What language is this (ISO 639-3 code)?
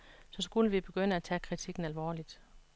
dan